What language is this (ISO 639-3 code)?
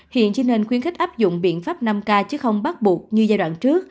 vie